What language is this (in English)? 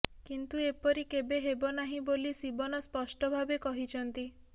Odia